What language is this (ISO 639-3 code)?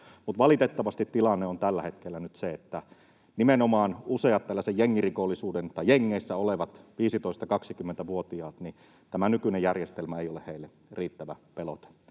fin